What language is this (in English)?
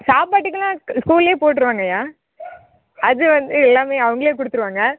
Tamil